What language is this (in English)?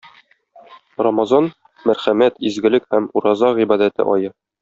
Tatar